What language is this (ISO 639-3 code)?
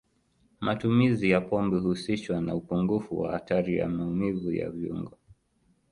swa